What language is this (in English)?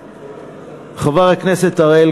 Hebrew